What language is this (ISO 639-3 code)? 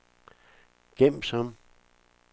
dan